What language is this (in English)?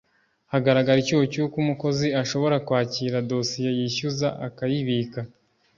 Kinyarwanda